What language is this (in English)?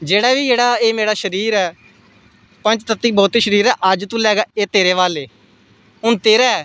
Dogri